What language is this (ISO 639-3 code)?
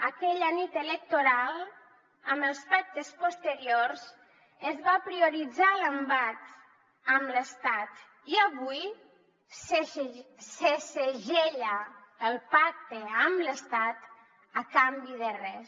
cat